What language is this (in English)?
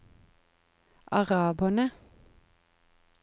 Norwegian